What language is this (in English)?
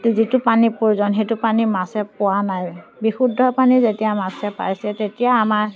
Assamese